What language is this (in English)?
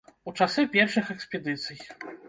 Belarusian